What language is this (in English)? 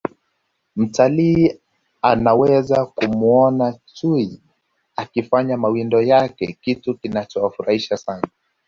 Swahili